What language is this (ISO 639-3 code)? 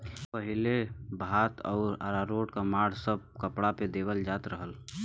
bho